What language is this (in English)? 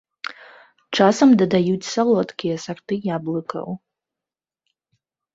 Belarusian